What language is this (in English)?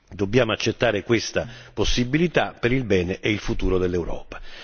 Italian